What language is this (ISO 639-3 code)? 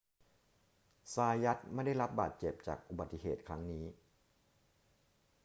tha